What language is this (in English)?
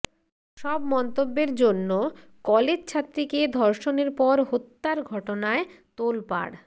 Bangla